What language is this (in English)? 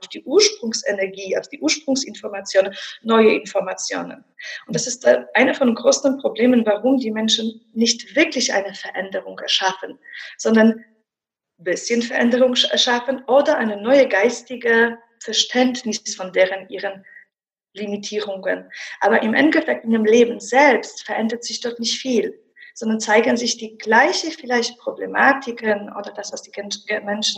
German